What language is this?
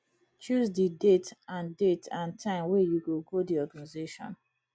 Nigerian Pidgin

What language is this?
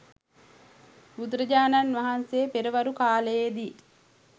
Sinhala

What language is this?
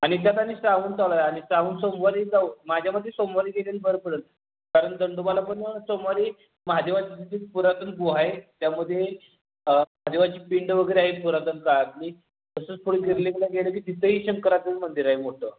Marathi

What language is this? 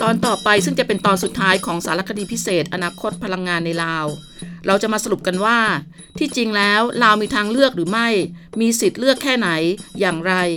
Thai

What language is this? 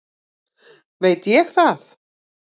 Icelandic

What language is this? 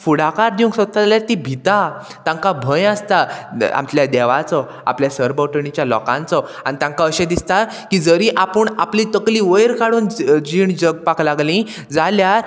Konkani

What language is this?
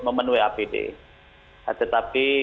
Indonesian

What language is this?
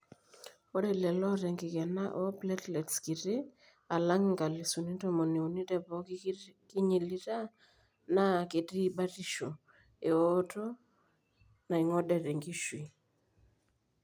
Masai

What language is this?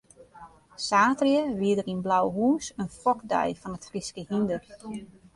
Western Frisian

